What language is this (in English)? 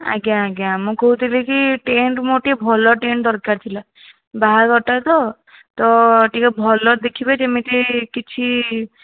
Odia